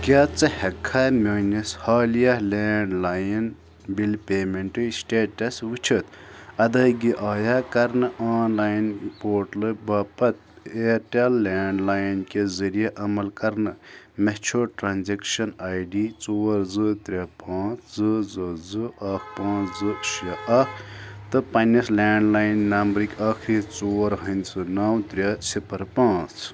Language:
Kashmiri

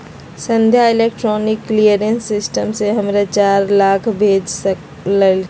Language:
Magahi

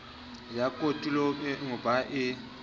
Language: Southern Sotho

